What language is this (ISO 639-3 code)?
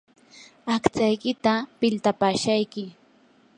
qur